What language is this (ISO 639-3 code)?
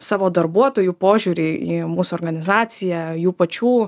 lit